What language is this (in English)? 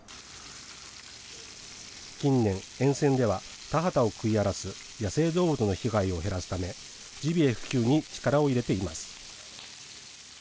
Japanese